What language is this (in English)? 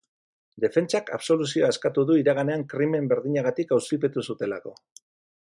Basque